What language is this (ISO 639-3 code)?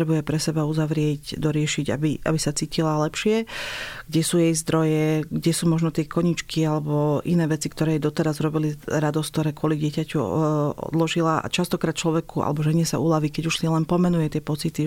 slk